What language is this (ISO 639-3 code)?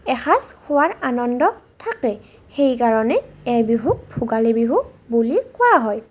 asm